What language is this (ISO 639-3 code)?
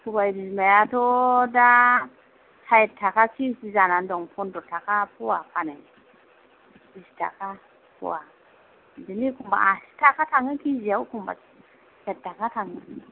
brx